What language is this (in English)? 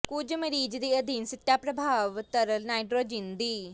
Punjabi